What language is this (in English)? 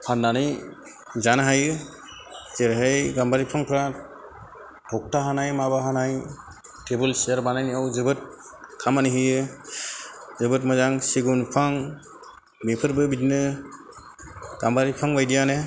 Bodo